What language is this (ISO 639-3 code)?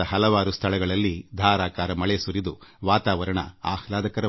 kan